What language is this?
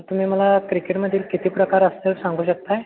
Marathi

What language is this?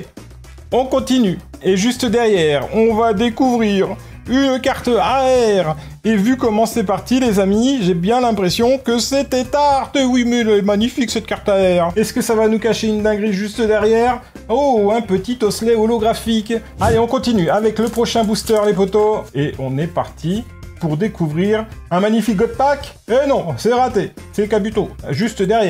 French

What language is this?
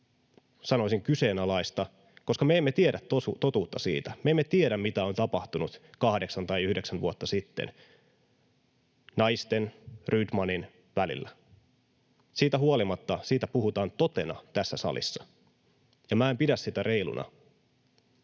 Finnish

